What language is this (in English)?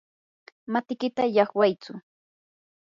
Yanahuanca Pasco Quechua